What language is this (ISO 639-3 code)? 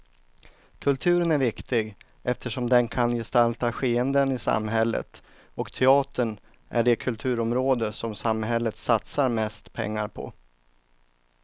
swe